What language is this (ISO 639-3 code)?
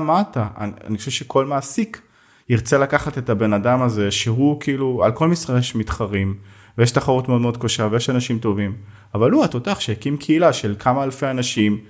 heb